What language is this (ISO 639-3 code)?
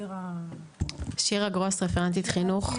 heb